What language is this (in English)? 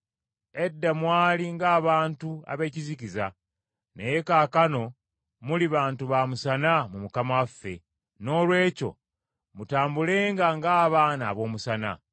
Ganda